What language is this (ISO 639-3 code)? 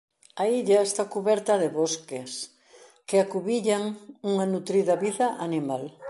glg